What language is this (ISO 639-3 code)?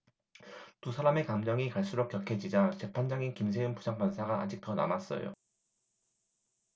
kor